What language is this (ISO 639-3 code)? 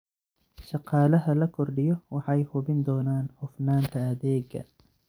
som